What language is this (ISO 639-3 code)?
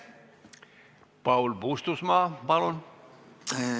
est